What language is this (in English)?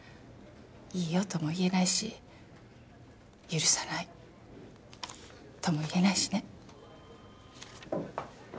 Japanese